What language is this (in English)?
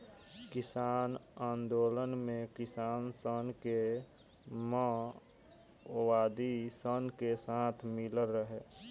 Bhojpuri